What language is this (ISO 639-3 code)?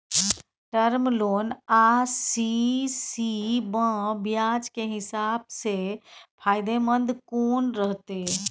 mai